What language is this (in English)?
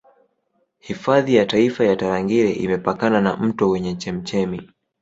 Swahili